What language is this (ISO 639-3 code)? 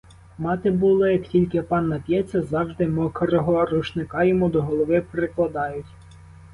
ukr